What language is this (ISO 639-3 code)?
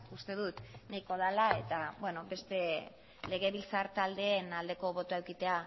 eus